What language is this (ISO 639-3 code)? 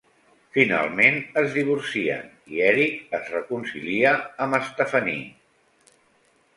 cat